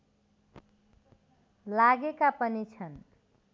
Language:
Nepali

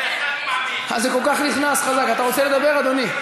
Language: Hebrew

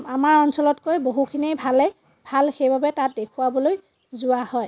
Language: Assamese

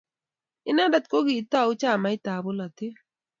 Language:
Kalenjin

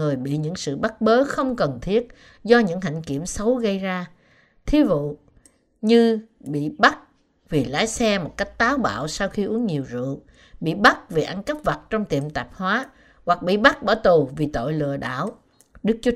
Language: Vietnamese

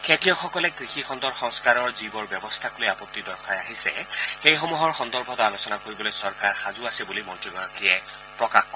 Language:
Assamese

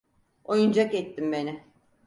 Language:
Turkish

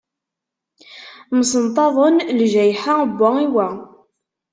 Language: Kabyle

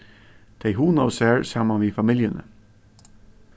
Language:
Faroese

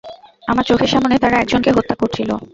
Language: Bangla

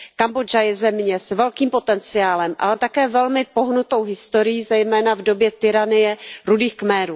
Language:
Czech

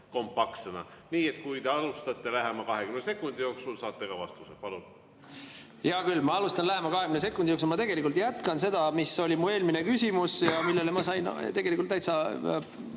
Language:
Estonian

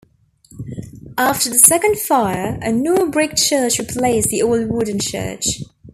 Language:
English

